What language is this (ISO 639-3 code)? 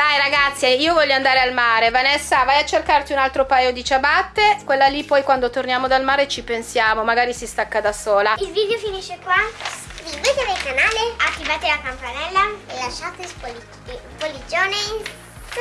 ita